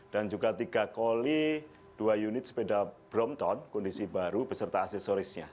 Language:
Indonesian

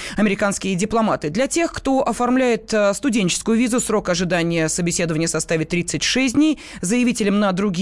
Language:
Russian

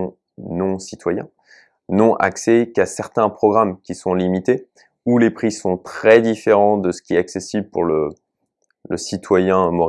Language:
French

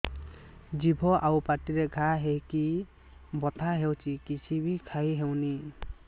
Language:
Odia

